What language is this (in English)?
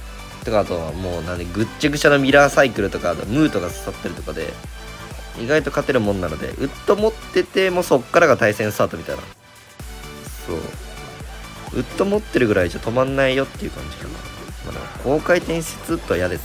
Japanese